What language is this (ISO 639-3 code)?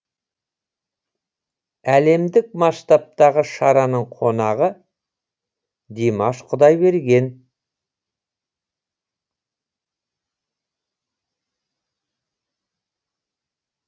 kaz